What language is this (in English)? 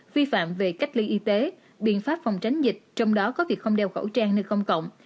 Vietnamese